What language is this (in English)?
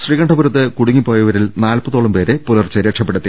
Malayalam